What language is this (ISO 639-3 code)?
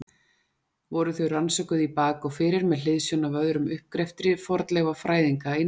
isl